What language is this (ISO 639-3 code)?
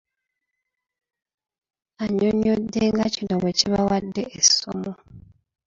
lug